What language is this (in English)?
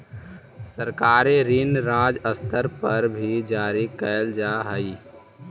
Magahi